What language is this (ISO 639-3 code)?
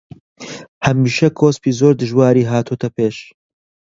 ckb